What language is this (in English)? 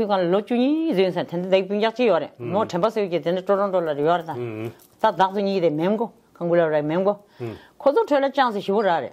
Korean